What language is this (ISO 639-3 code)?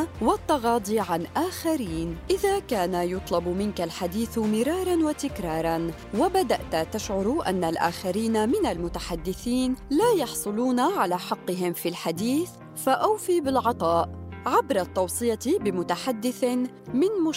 ara